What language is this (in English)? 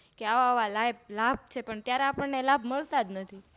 Gujarati